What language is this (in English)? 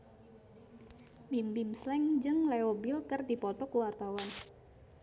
Sundanese